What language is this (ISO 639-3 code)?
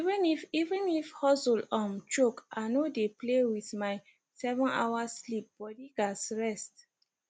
pcm